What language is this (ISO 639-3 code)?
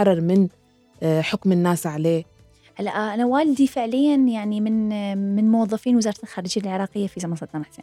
ara